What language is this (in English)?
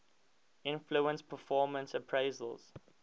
English